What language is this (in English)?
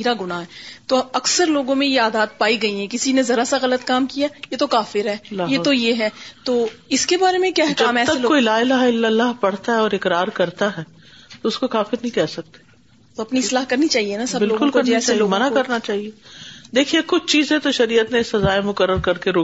Urdu